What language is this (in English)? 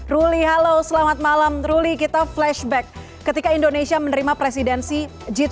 Indonesian